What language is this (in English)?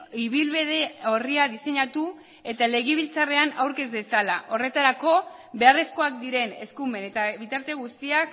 Basque